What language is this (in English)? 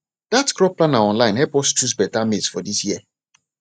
Nigerian Pidgin